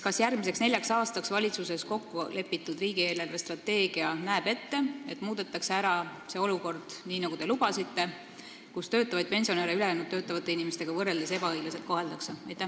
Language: Estonian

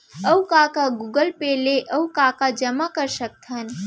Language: Chhattisgarhi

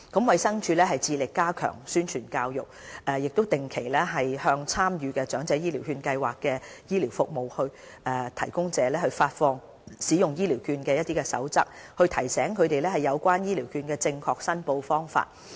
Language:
Cantonese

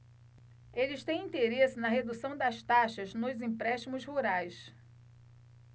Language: Portuguese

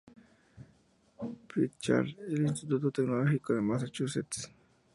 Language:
Spanish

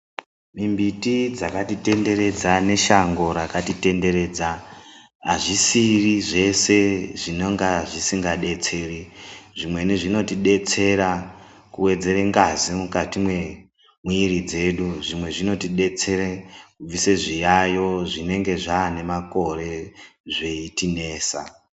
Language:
Ndau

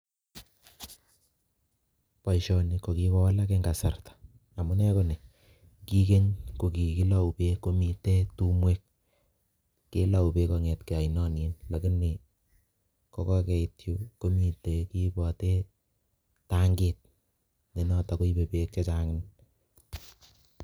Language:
Kalenjin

